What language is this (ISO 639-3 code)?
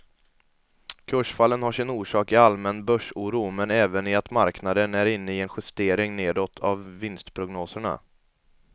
swe